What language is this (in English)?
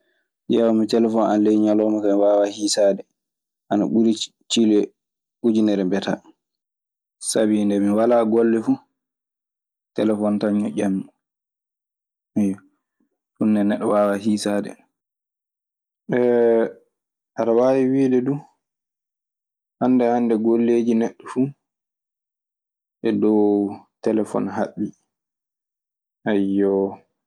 Maasina Fulfulde